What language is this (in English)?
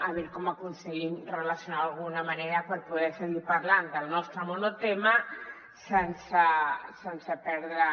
Catalan